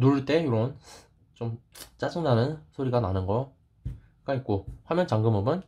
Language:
Korean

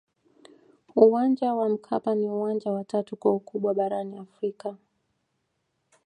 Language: Swahili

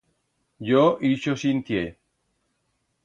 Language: Aragonese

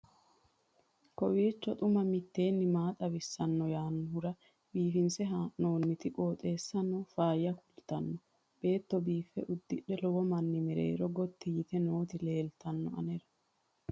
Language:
Sidamo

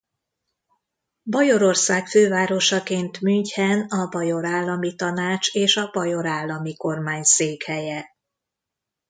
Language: Hungarian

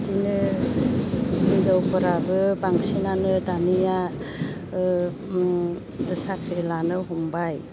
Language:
Bodo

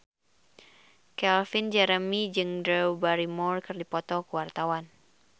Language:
Sundanese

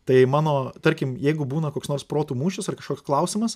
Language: Lithuanian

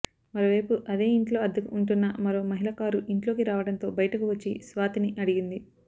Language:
Telugu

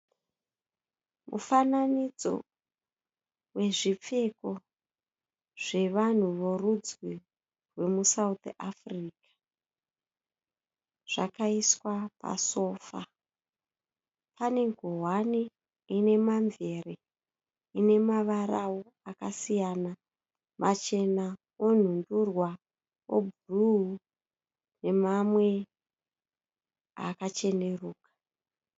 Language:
Shona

